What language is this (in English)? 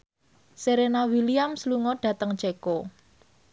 Javanese